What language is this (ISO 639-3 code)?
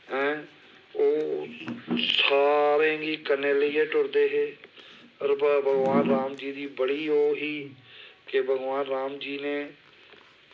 doi